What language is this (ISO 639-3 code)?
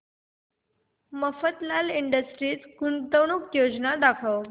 mar